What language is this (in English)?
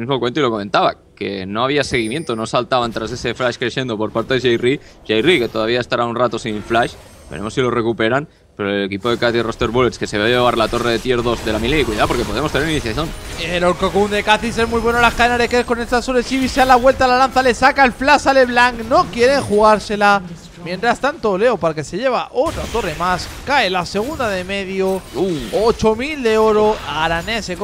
Spanish